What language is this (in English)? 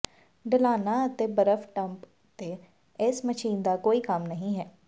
Punjabi